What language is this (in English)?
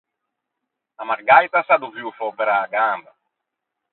Ligurian